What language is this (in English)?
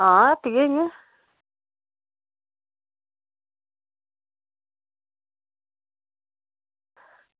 Dogri